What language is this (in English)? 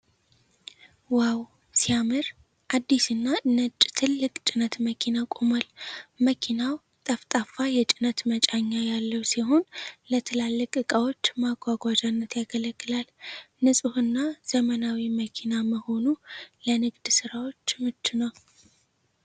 Amharic